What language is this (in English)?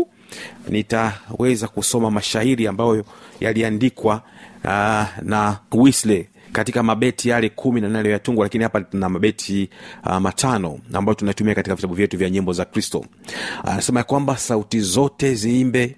Swahili